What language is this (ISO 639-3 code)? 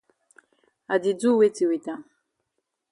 wes